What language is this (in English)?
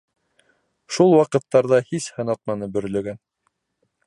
Bashkir